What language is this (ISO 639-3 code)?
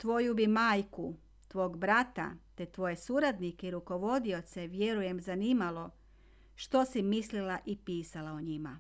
hrv